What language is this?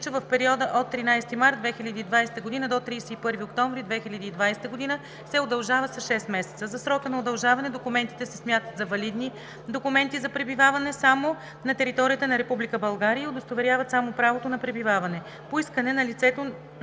Bulgarian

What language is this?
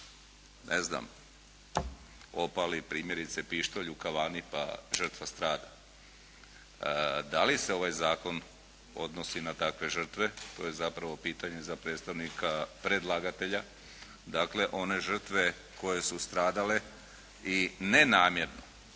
Croatian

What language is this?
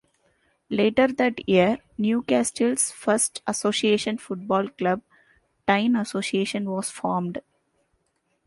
English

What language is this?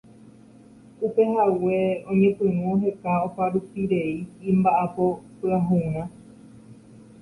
Guarani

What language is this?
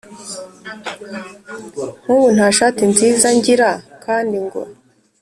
Kinyarwanda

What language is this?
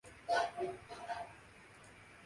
Urdu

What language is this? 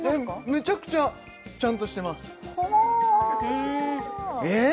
Japanese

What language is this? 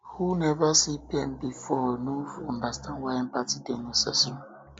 Nigerian Pidgin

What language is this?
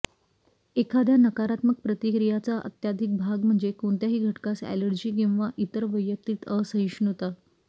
Marathi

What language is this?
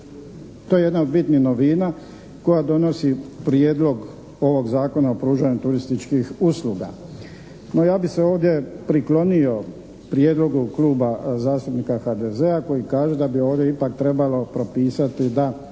Croatian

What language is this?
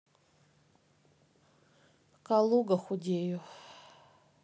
Russian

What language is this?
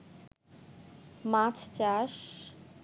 Bangla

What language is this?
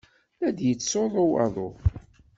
Kabyle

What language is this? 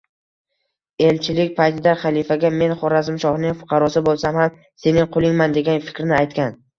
Uzbek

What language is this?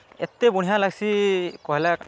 Odia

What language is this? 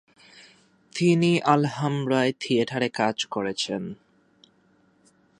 Bangla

